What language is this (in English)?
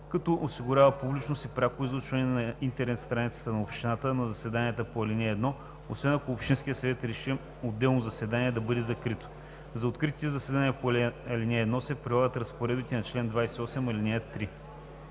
Bulgarian